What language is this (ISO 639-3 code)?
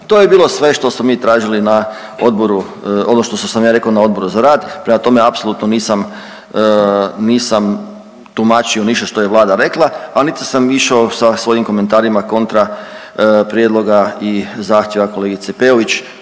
hrv